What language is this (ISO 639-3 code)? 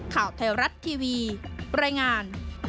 tha